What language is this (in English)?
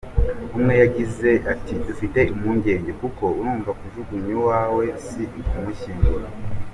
Kinyarwanda